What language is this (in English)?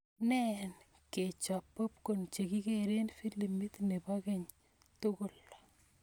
Kalenjin